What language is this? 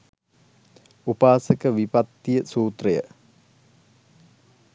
Sinhala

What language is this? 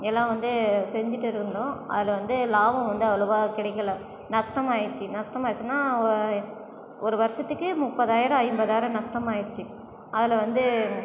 Tamil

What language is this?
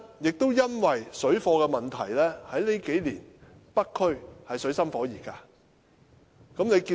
Cantonese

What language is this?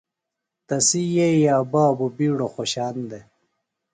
Phalura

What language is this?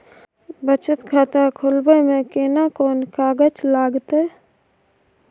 Maithili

